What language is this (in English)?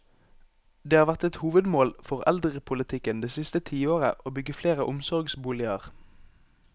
Norwegian